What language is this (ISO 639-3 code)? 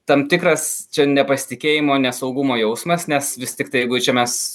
lit